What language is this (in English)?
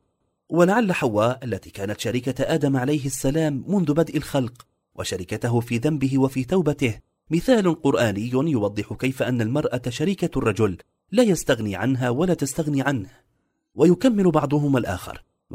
Arabic